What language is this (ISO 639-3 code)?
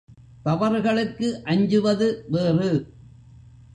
tam